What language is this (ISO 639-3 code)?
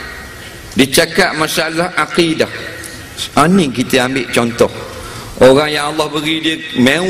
msa